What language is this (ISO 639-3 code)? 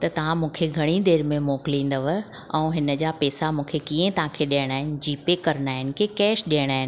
snd